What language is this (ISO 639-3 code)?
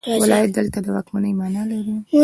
pus